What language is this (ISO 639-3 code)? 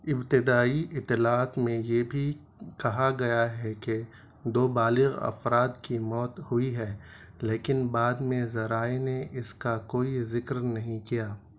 urd